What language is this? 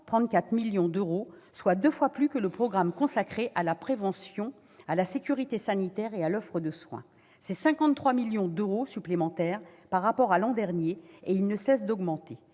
French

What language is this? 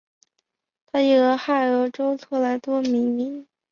Chinese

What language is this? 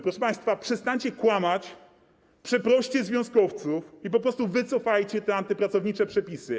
Polish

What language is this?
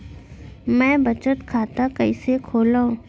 Chhattisgarhi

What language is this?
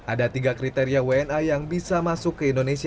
Indonesian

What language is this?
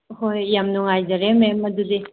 Manipuri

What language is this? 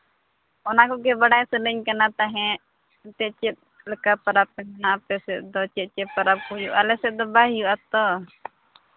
Santali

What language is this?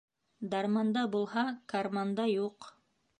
Bashkir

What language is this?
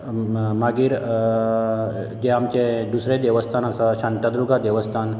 Konkani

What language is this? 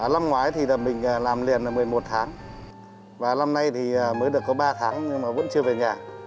Vietnamese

